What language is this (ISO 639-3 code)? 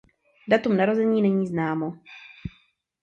ces